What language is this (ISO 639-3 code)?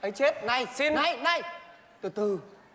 vie